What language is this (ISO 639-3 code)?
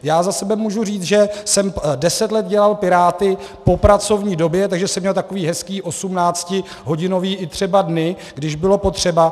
ces